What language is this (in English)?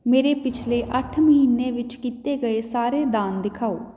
Punjabi